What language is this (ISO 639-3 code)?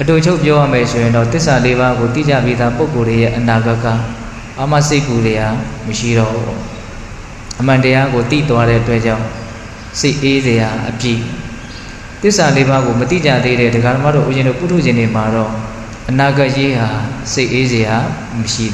vie